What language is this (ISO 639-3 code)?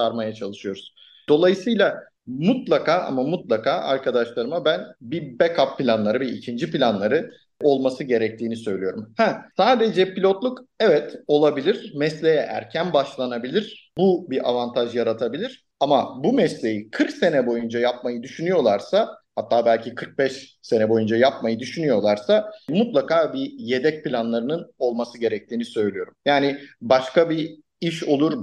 tur